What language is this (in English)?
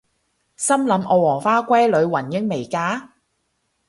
Cantonese